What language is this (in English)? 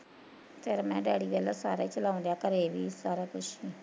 Punjabi